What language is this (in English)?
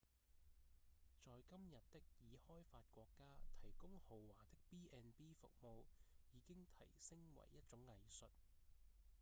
Cantonese